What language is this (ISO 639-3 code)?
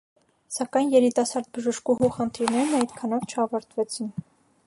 hye